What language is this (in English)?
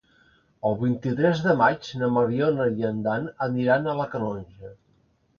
Catalan